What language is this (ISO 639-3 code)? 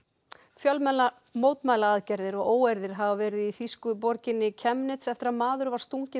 isl